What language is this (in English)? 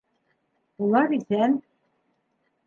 Bashkir